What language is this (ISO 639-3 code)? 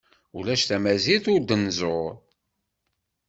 kab